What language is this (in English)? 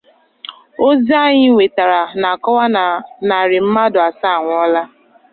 Igbo